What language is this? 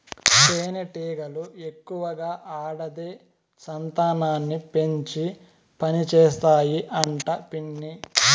Telugu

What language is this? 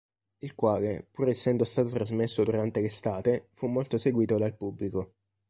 Italian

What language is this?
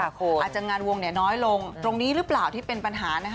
Thai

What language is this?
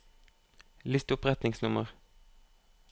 Norwegian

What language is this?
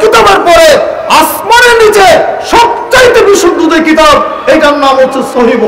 Turkish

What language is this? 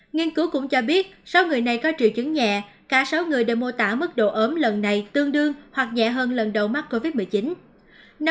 Vietnamese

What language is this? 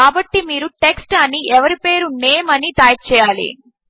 Telugu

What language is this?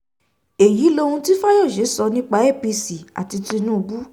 Yoruba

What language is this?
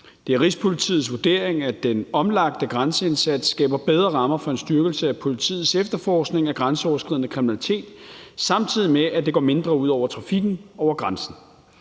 Danish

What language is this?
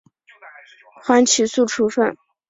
Chinese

